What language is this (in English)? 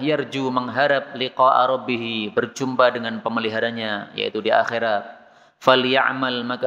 Indonesian